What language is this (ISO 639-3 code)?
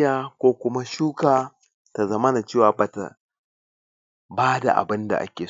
hau